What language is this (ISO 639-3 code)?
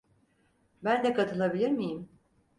tur